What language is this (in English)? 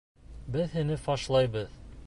Bashkir